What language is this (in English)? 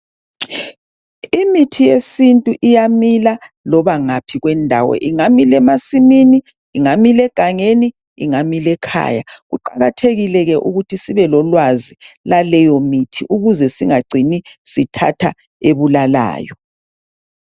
North Ndebele